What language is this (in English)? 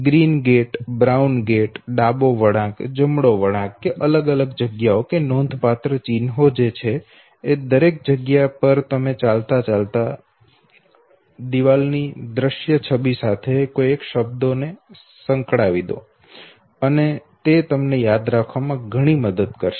Gujarati